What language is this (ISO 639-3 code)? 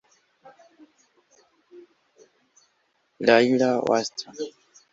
kin